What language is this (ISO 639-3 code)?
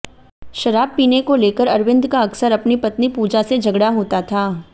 hin